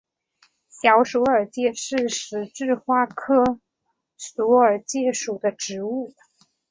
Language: Chinese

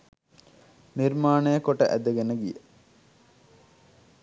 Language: Sinhala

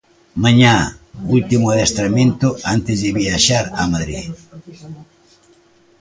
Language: Galician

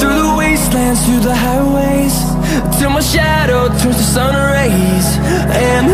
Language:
English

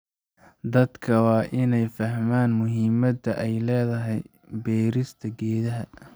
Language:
Somali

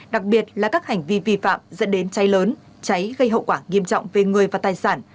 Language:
Vietnamese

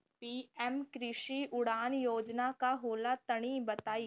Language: Bhojpuri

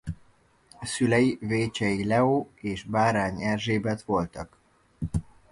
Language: Hungarian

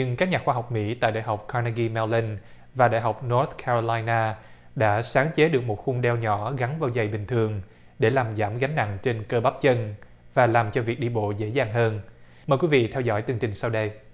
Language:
Vietnamese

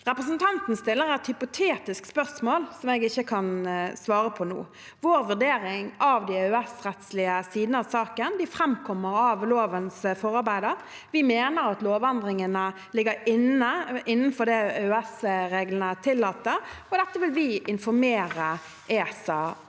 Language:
Norwegian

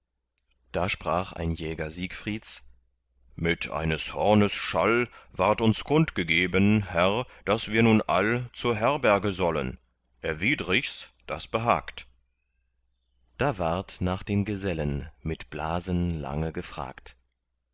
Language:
German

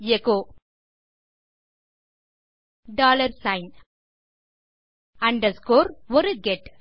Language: Tamil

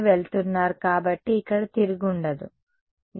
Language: Telugu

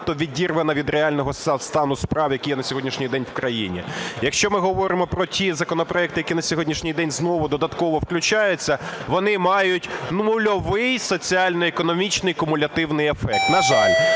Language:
Ukrainian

